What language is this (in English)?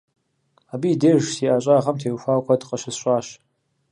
Kabardian